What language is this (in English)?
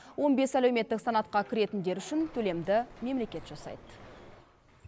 Kazakh